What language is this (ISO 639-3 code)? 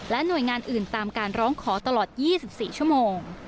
tha